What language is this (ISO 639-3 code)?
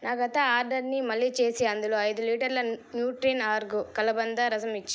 tel